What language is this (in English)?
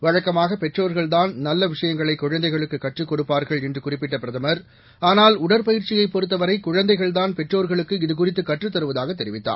Tamil